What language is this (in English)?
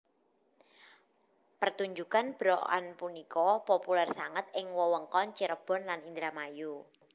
Javanese